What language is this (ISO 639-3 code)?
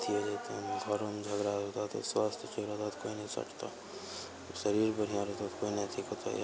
mai